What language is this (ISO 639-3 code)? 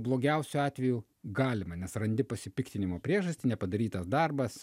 lit